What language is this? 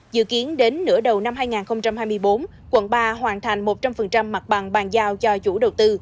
Vietnamese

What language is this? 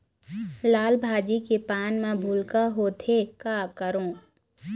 Chhattisgarhi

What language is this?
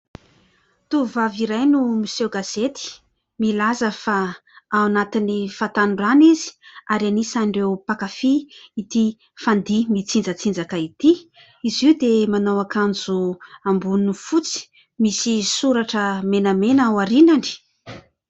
Malagasy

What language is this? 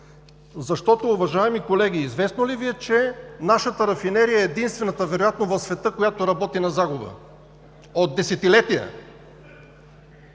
Bulgarian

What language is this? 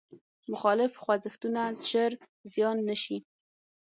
Pashto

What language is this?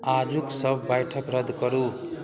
Maithili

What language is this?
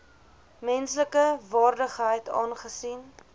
Afrikaans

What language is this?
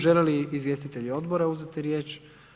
Croatian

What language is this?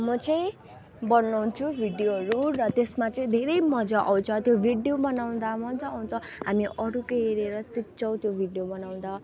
Nepali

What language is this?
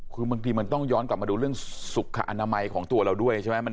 Thai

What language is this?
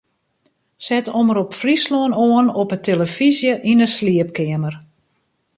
Western Frisian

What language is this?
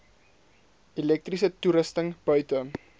Afrikaans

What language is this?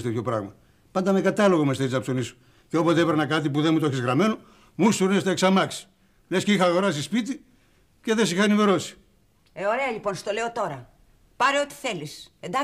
Greek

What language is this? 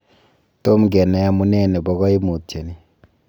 Kalenjin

